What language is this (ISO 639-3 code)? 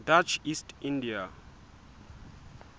sot